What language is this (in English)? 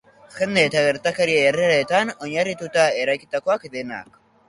Basque